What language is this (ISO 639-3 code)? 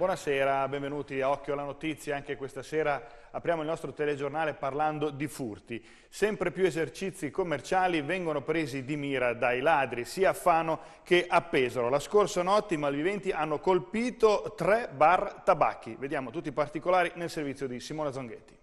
ita